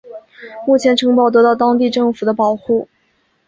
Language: Chinese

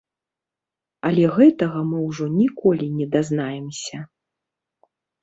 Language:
Belarusian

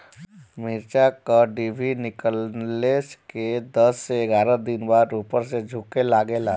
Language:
Bhojpuri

